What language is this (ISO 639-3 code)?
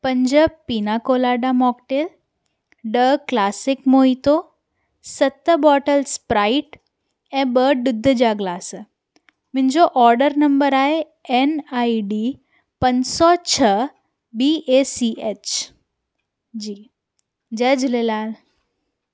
snd